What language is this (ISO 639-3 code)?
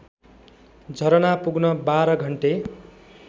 nep